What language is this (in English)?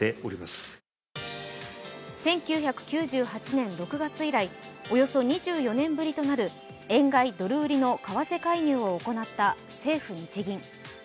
Japanese